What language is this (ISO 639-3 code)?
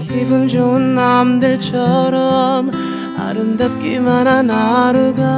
kor